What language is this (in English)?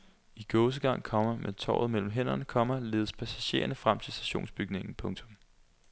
Danish